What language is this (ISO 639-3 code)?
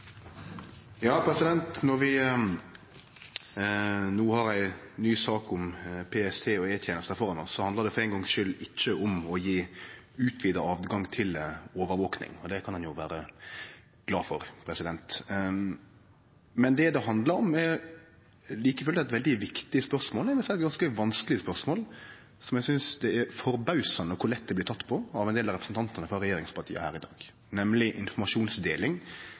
nno